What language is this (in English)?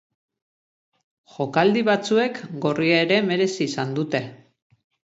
Basque